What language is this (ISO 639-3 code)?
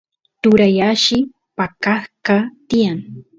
qus